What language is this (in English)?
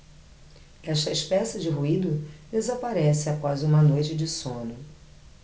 Portuguese